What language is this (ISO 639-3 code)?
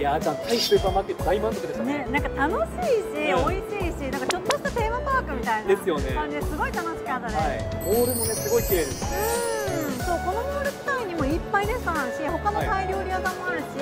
jpn